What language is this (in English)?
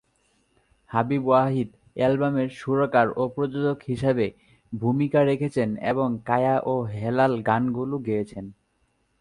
Bangla